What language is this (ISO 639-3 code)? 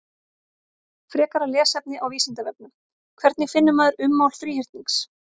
isl